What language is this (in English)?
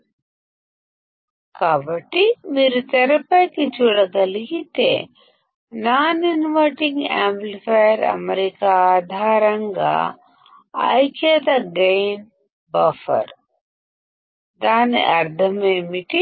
Telugu